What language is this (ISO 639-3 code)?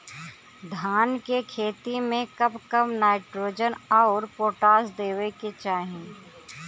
bho